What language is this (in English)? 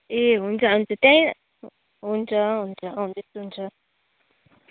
Nepali